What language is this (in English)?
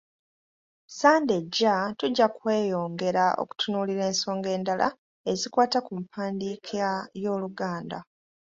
Ganda